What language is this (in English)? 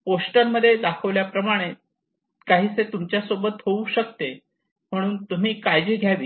Marathi